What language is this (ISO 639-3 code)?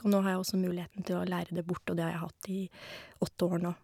nor